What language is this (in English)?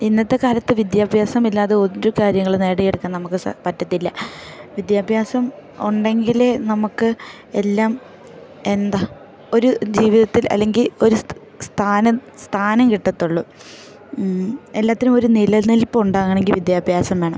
Malayalam